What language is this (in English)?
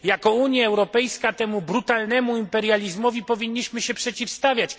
Polish